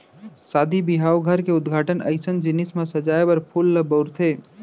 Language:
Chhattisgarhi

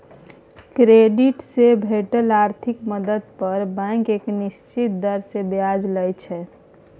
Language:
Maithili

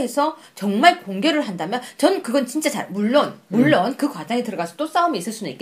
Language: Korean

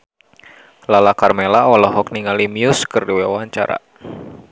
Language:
Sundanese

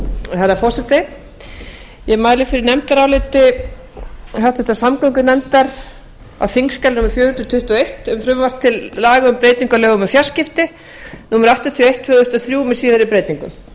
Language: Icelandic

